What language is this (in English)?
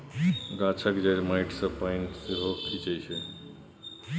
Maithili